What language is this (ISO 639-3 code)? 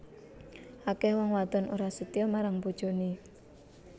jav